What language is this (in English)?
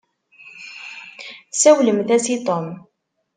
Kabyle